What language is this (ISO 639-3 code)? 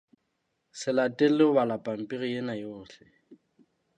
sot